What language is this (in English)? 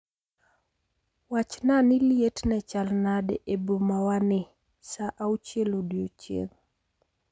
Luo (Kenya and Tanzania)